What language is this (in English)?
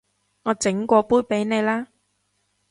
Cantonese